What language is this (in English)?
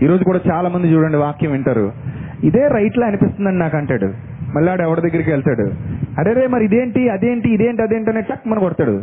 Telugu